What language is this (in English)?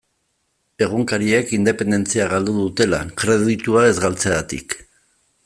Basque